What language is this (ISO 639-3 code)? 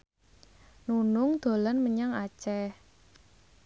jav